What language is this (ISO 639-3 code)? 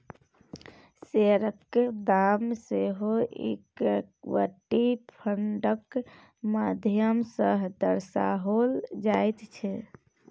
mai